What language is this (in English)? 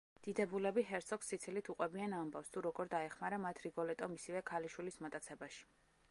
Georgian